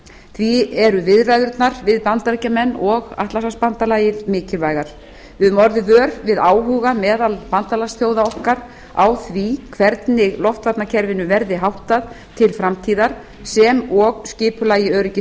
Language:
Icelandic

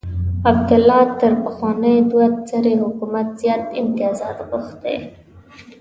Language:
Pashto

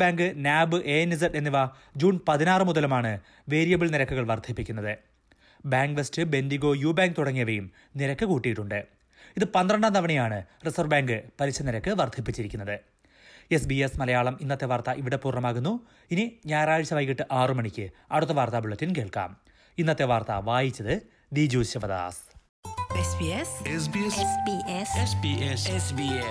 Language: Malayalam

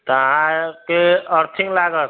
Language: Maithili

